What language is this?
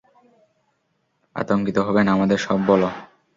Bangla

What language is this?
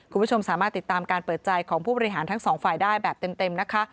Thai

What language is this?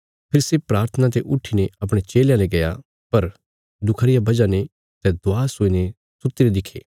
Bilaspuri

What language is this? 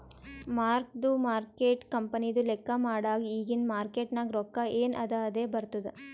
Kannada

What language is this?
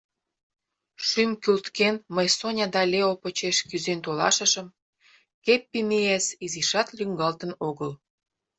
Mari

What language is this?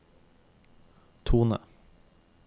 Norwegian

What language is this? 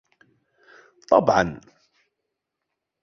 Arabic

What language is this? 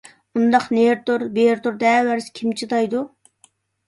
Uyghur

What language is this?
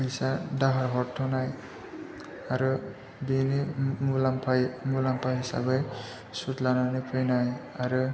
Bodo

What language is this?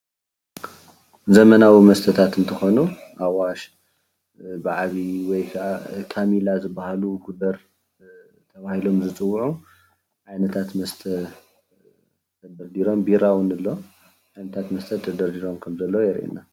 Tigrinya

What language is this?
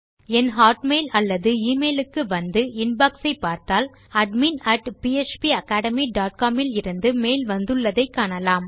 Tamil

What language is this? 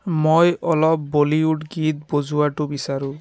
Assamese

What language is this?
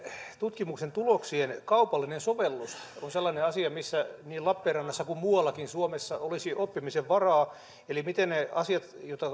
Finnish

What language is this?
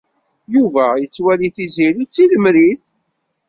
Kabyle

